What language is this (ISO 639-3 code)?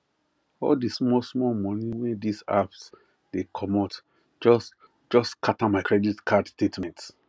pcm